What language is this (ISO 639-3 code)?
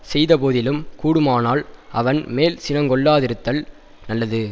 tam